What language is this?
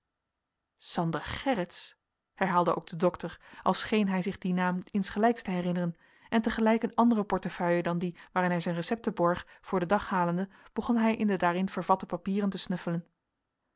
Dutch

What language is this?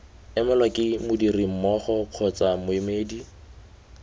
Tswana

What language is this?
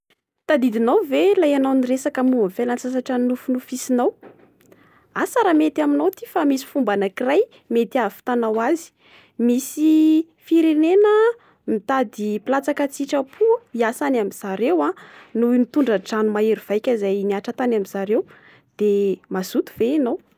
Malagasy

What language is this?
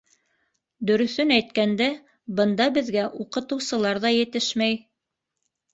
Bashkir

